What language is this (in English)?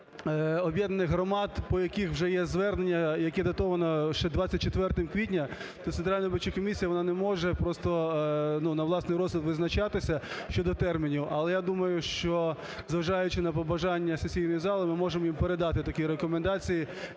Ukrainian